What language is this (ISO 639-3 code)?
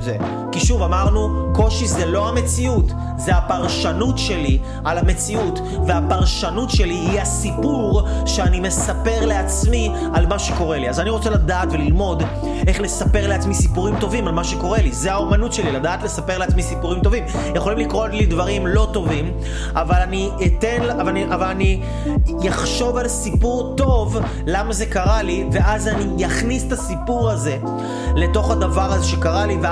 heb